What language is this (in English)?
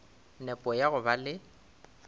Northern Sotho